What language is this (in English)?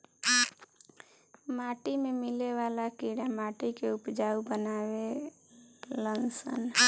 Bhojpuri